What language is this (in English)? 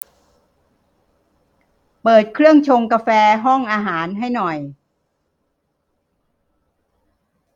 Thai